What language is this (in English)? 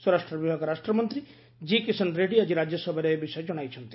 Odia